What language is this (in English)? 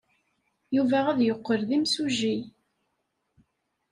Kabyle